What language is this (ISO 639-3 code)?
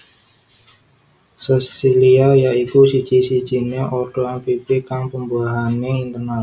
jav